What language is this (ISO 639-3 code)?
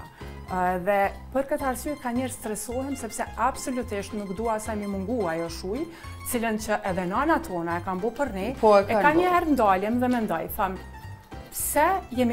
ron